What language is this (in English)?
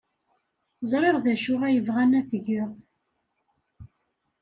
Kabyle